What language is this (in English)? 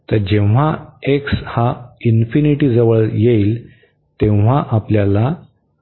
Marathi